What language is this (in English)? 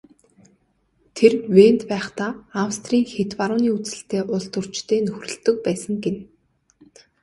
Mongolian